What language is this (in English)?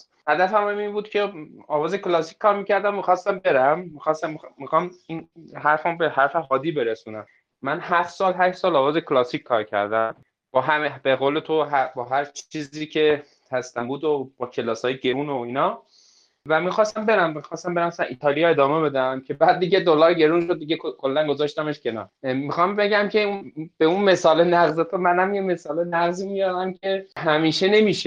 Persian